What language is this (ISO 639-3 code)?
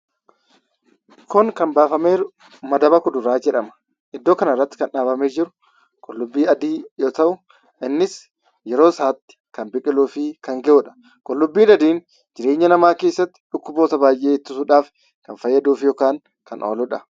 orm